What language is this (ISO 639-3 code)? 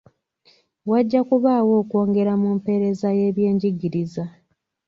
lug